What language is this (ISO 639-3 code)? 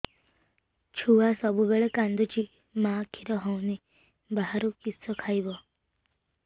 ori